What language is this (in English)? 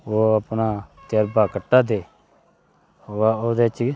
Dogri